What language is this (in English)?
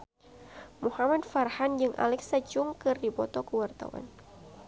Sundanese